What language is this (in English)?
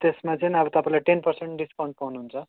Nepali